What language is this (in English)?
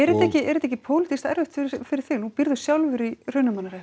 Icelandic